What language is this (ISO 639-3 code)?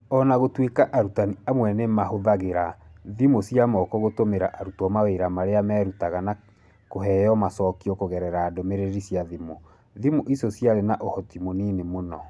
kik